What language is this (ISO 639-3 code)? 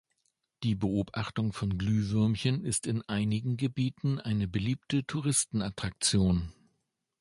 deu